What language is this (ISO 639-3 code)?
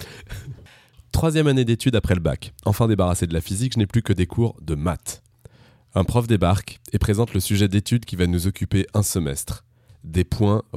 fra